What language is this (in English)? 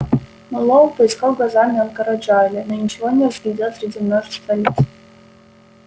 Russian